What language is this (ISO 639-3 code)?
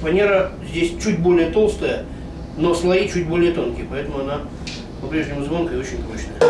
rus